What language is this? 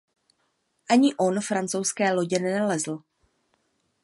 Czech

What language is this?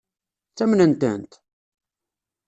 Kabyle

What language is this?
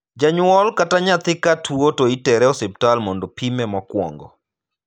Luo (Kenya and Tanzania)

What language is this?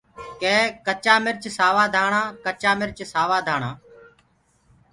Gurgula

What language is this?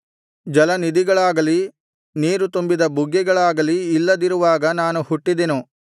Kannada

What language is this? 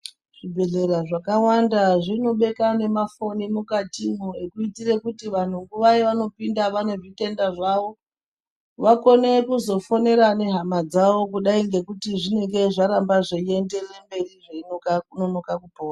Ndau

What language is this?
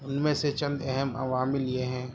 Urdu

